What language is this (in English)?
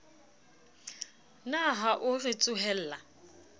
Southern Sotho